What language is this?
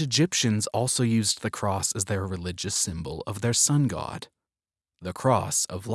English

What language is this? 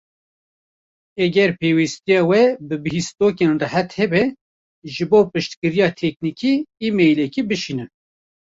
Kurdish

